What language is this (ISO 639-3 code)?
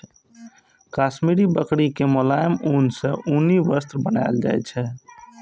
mai